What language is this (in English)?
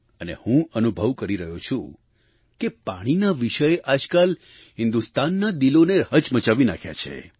Gujarati